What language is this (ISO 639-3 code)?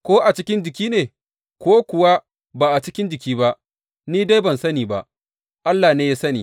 hau